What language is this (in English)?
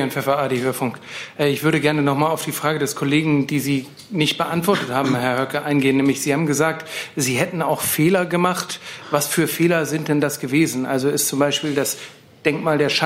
German